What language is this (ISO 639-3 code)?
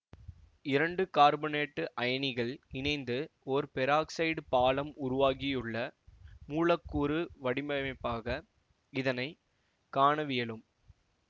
tam